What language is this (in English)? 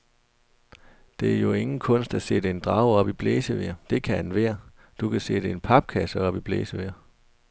Danish